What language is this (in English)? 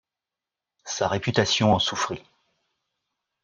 French